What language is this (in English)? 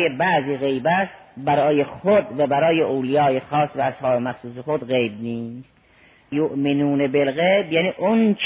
Persian